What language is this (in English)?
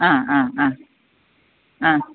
Malayalam